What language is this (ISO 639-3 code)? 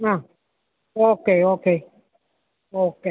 mal